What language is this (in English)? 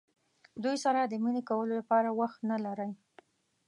Pashto